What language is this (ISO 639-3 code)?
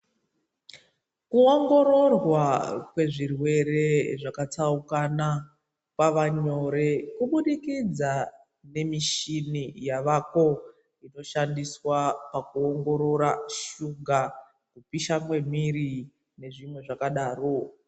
ndc